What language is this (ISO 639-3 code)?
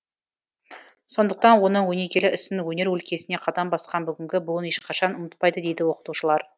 kaz